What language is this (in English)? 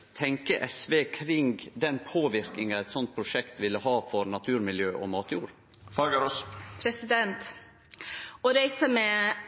Norwegian